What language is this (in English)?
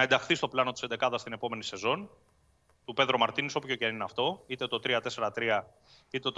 Greek